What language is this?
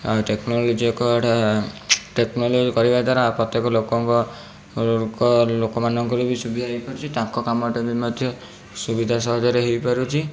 Odia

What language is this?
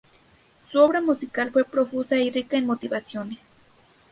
Spanish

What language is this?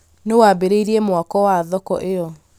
Kikuyu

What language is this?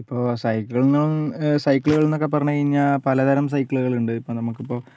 Malayalam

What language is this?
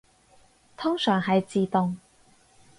Cantonese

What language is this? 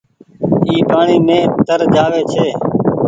Goaria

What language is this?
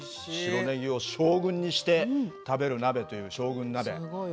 Japanese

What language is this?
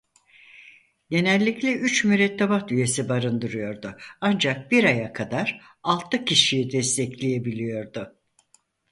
Turkish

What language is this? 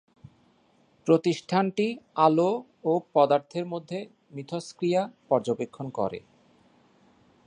Bangla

